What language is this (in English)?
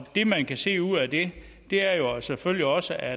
Danish